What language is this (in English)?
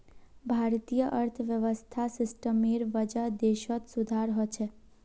Magahi